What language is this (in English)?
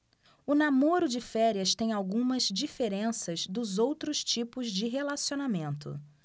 Portuguese